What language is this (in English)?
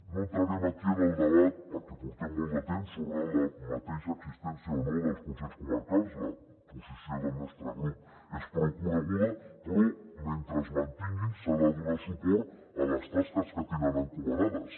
Catalan